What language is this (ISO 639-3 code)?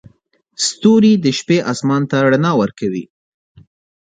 pus